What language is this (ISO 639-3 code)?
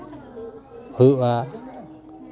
sat